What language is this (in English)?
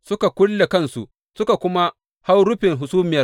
Hausa